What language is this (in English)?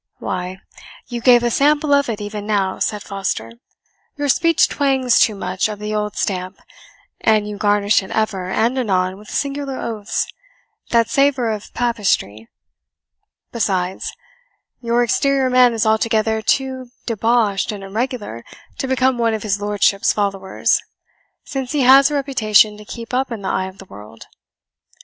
English